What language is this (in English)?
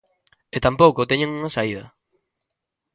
Galician